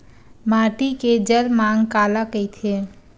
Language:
Chhattisgarhi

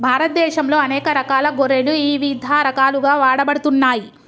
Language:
Telugu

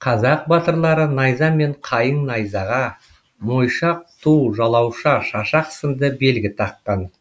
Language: Kazakh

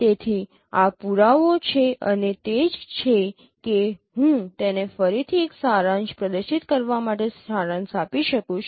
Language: Gujarati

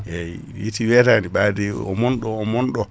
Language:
Fula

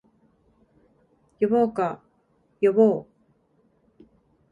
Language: Japanese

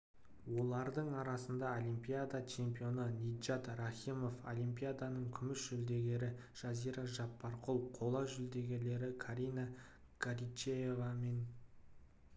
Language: Kazakh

